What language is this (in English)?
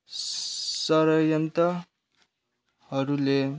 Nepali